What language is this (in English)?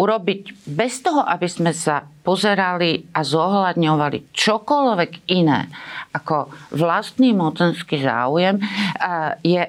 Slovak